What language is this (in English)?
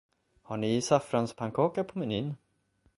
Swedish